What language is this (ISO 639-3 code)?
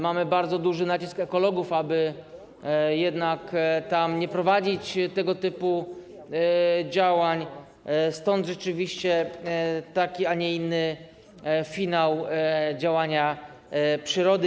pol